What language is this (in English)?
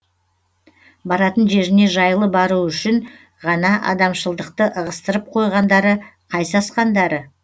Kazakh